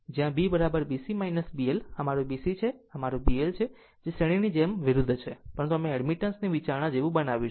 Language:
Gujarati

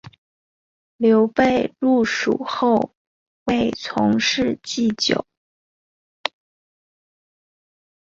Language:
Chinese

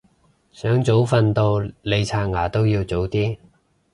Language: Cantonese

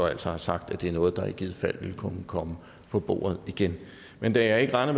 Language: Danish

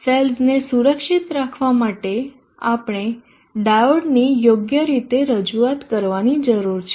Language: Gujarati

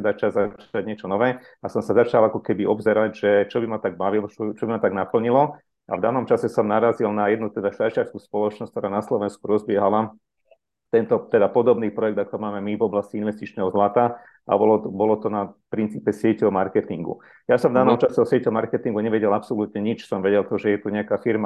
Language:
Slovak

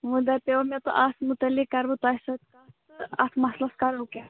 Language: Kashmiri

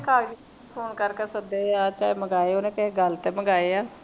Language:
Punjabi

